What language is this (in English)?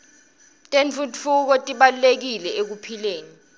Swati